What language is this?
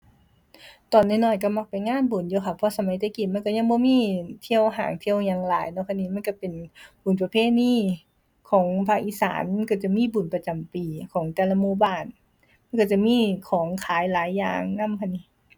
Thai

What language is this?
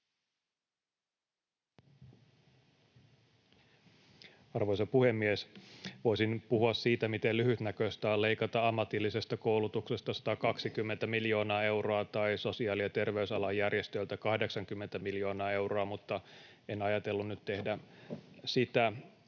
Finnish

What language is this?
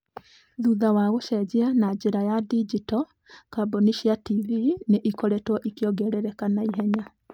Kikuyu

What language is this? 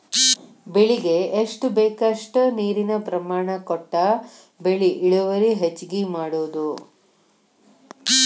Kannada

